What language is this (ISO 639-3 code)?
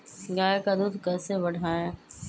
mag